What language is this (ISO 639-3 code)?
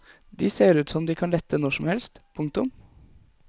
nor